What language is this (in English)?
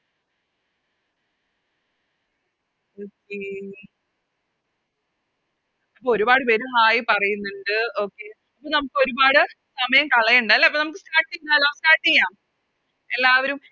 Malayalam